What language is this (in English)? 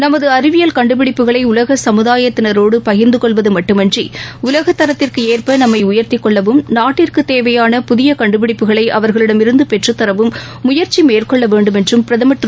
Tamil